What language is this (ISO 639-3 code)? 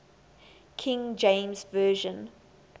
eng